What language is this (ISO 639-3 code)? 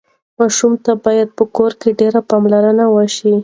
pus